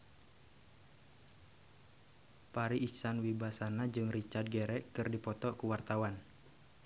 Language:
Sundanese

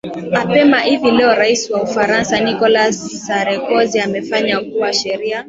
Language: Swahili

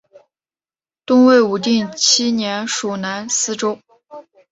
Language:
Chinese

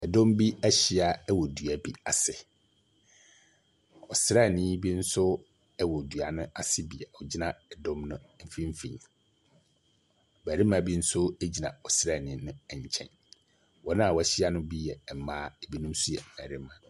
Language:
Akan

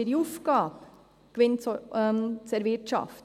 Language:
Swiss German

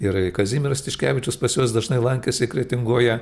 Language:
Lithuanian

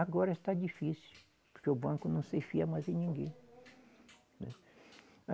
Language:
Portuguese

